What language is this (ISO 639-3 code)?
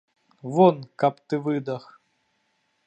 bel